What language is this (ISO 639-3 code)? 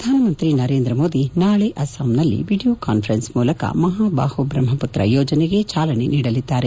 kan